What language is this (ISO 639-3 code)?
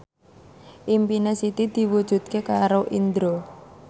jav